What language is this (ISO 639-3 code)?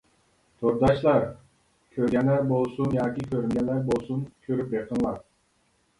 uig